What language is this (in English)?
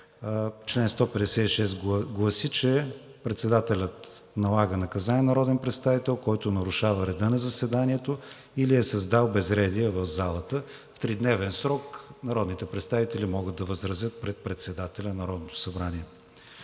Bulgarian